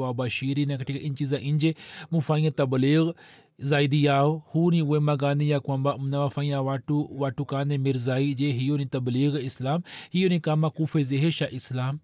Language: Swahili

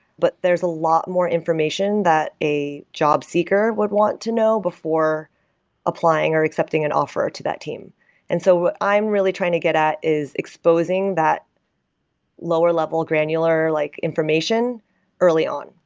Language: English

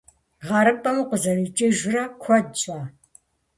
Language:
Kabardian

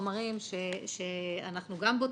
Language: Hebrew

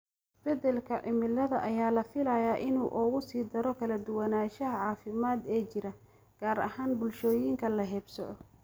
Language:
Somali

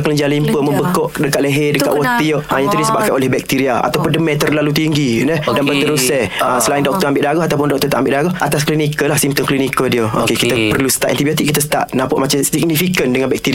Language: Malay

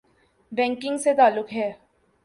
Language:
Urdu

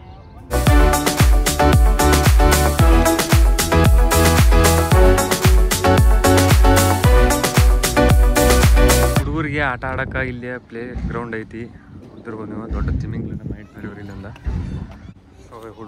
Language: Arabic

